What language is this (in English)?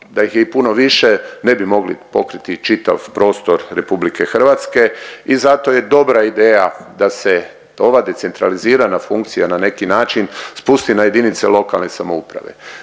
Croatian